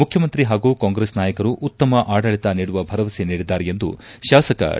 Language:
Kannada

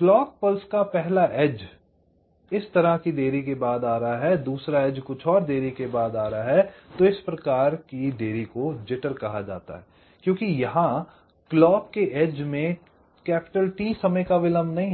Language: Hindi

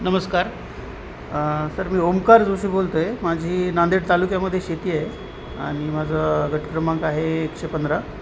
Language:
Marathi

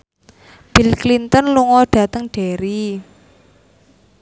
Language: Javanese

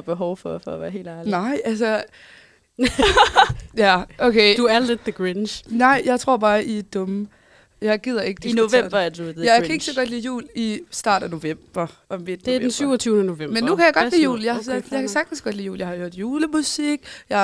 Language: Danish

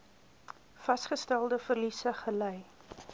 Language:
Afrikaans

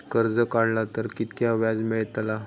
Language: Marathi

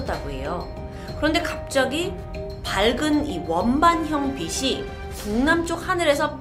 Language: Korean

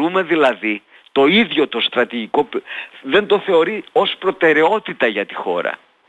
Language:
Greek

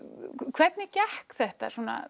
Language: Icelandic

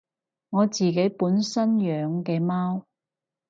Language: Cantonese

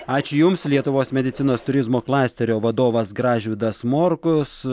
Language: Lithuanian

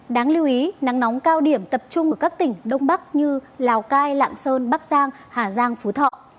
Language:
Vietnamese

